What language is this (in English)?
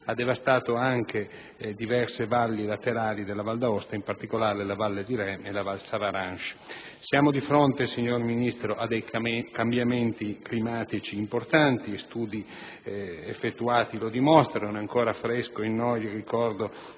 Italian